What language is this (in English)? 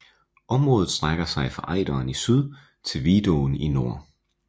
Danish